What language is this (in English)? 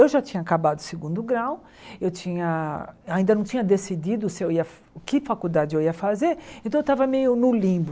Portuguese